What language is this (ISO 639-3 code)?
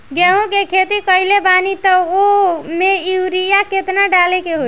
bho